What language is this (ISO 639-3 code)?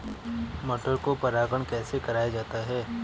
hin